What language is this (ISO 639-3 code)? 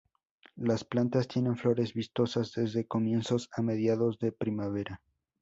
spa